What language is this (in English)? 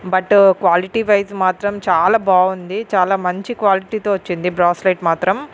Telugu